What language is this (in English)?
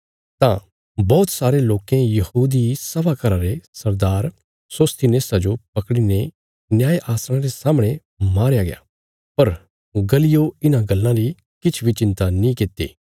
Bilaspuri